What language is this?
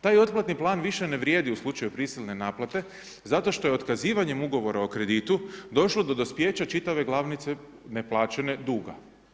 Croatian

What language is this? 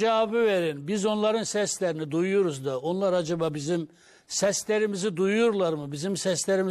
Turkish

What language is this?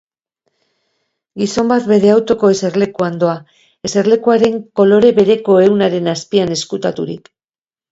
Basque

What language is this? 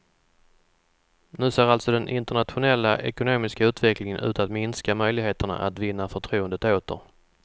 Swedish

